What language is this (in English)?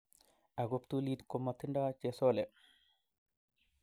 Kalenjin